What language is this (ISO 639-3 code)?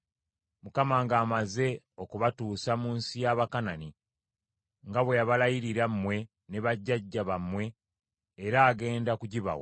lug